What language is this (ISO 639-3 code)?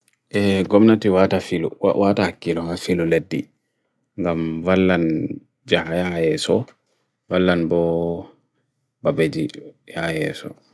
fui